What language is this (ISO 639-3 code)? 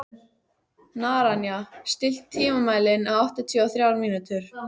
isl